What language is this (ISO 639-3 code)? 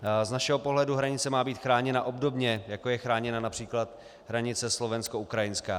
ces